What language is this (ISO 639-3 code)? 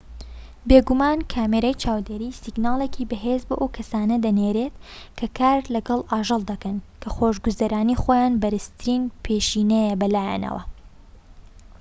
ckb